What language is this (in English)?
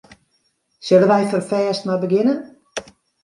Western Frisian